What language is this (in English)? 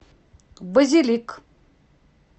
Russian